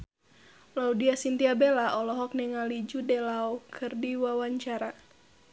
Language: Sundanese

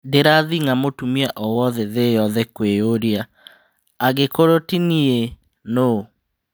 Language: Kikuyu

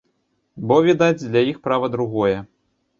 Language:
Belarusian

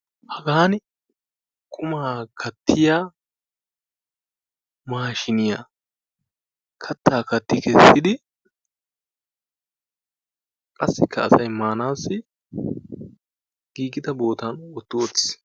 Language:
Wolaytta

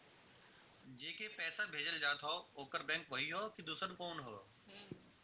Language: Bhojpuri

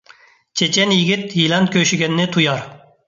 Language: Uyghur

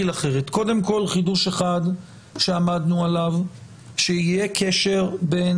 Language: Hebrew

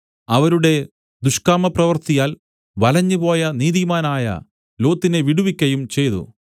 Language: Malayalam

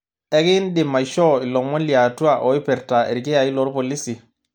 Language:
Masai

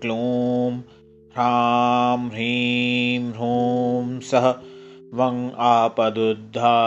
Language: Hindi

